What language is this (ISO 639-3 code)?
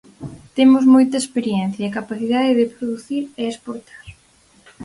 glg